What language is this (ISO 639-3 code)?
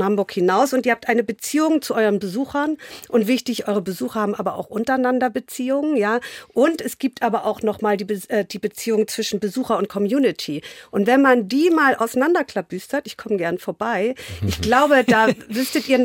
deu